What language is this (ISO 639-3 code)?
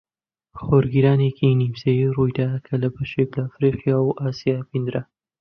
ckb